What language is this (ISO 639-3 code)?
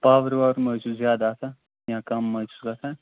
kas